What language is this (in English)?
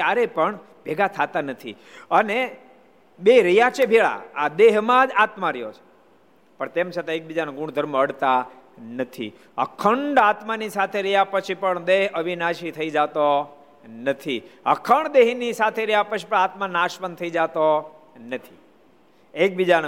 Gujarati